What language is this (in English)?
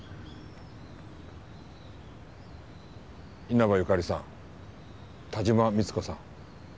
Japanese